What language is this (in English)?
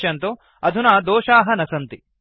Sanskrit